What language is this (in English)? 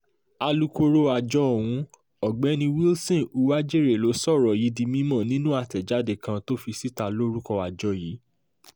Yoruba